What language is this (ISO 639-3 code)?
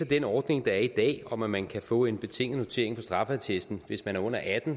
dan